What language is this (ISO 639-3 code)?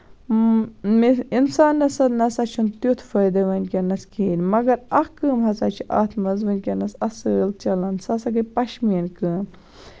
kas